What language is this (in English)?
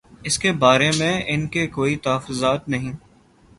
Urdu